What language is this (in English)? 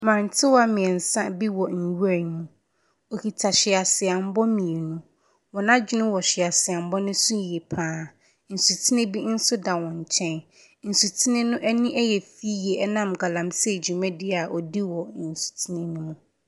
Akan